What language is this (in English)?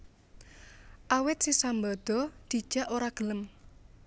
Javanese